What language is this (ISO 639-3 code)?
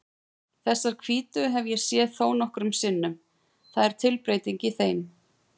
isl